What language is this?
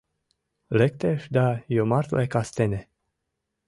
Mari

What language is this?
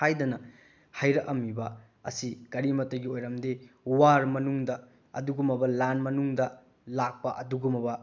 Manipuri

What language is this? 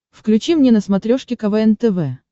Russian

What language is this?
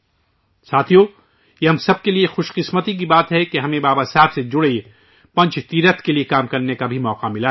Urdu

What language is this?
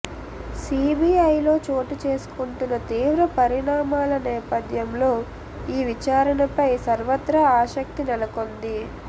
Telugu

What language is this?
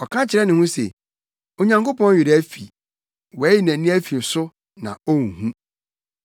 Akan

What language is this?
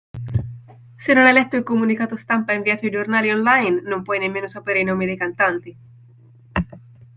Italian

